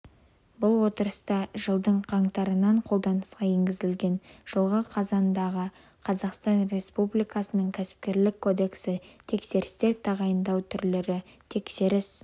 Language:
Kazakh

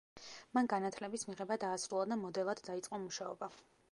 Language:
Georgian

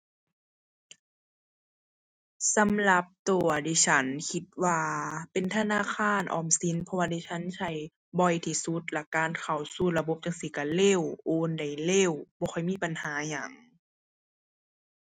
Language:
Thai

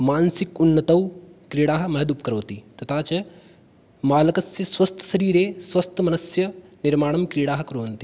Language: Sanskrit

